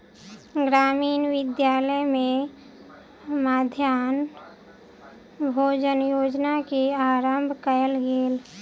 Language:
Maithili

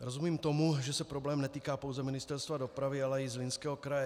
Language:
Czech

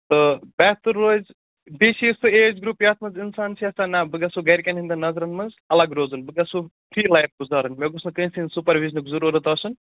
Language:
Kashmiri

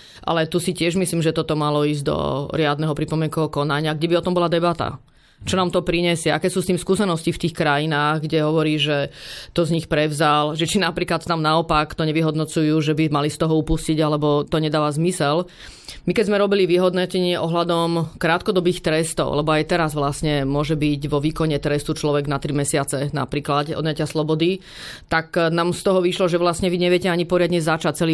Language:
Slovak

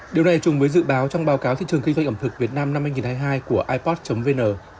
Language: Vietnamese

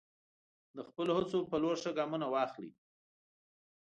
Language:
Pashto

